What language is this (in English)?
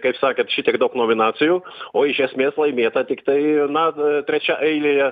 Lithuanian